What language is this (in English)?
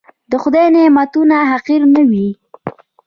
Pashto